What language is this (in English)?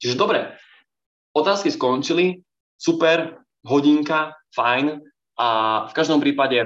Slovak